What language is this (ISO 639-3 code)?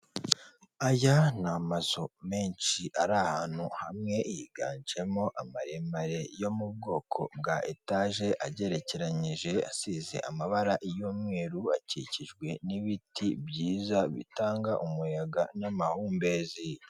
kin